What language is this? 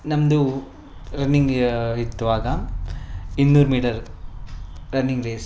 Kannada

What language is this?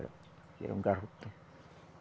Portuguese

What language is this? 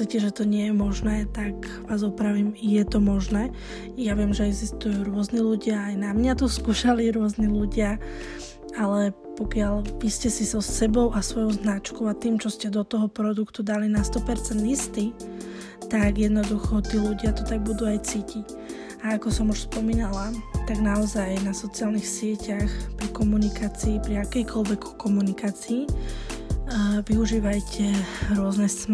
Slovak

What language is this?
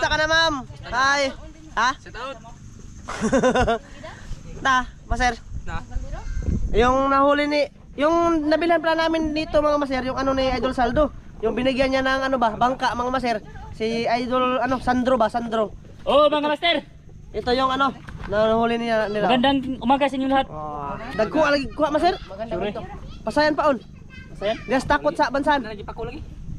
Filipino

